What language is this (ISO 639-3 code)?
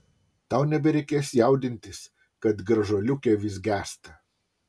lit